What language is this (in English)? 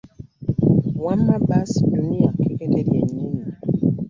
Ganda